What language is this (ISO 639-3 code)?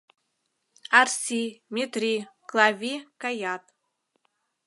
chm